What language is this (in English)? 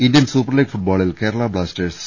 Malayalam